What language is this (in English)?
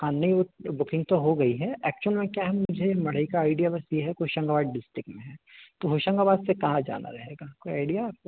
Hindi